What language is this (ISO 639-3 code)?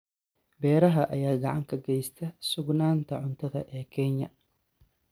som